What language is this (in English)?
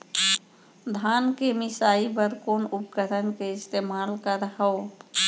Chhattisgarhi